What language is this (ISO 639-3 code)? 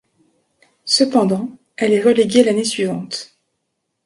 fra